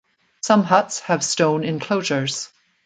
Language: English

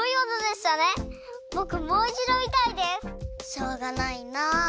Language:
Japanese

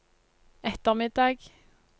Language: Norwegian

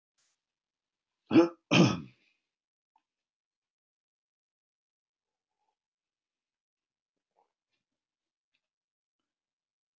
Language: Icelandic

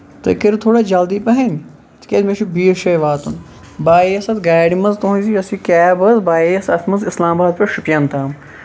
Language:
Kashmiri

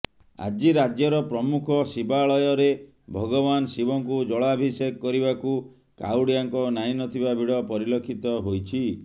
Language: Odia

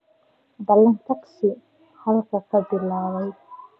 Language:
Somali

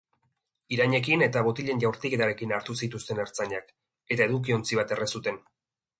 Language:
Basque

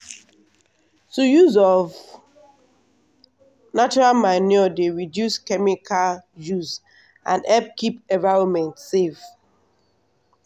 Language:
Nigerian Pidgin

